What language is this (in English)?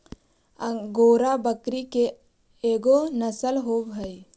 Magahi